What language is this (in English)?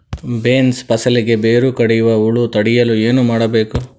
Kannada